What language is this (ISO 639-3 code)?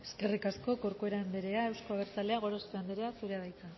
eus